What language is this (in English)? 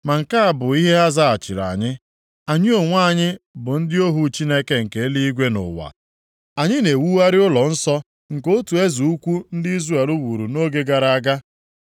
Igbo